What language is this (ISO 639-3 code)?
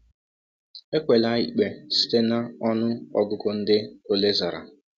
ibo